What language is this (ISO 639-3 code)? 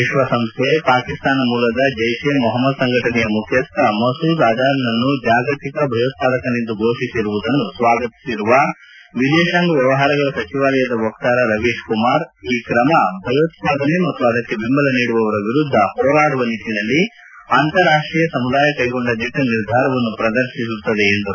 kan